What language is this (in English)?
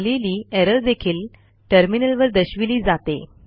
Marathi